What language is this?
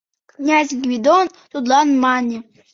Mari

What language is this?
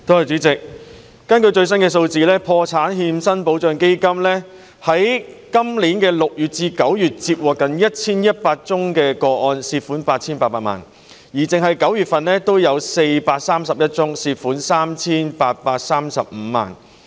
Cantonese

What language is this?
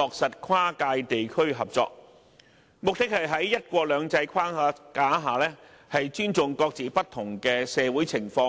Cantonese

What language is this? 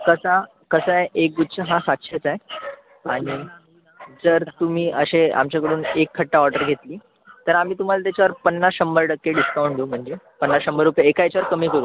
Marathi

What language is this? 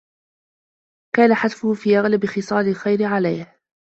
Arabic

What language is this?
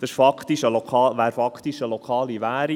Swiss German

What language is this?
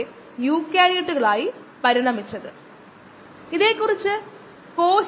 Malayalam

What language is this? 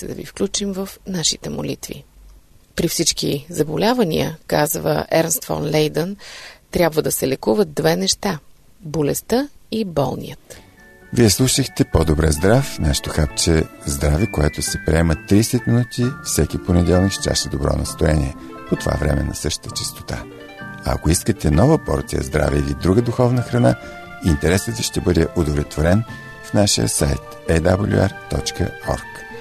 Bulgarian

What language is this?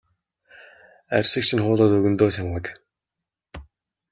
Mongolian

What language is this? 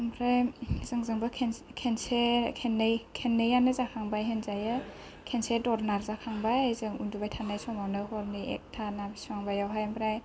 Bodo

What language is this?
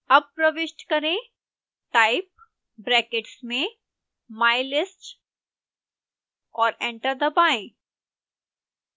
Hindi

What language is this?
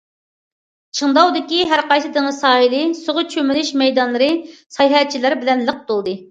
Uyghur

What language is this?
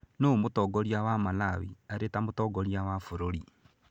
Kikuyu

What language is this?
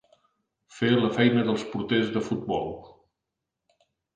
Catalan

